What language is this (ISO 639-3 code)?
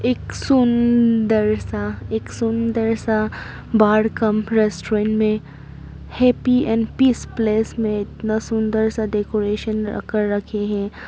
hin